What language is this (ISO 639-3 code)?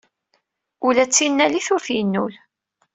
kab